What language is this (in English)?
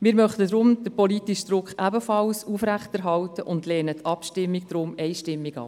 Swiss German